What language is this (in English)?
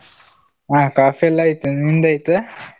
Kannada